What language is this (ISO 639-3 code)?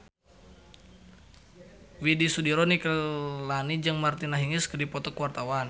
sun